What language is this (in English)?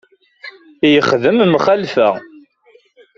Kabyle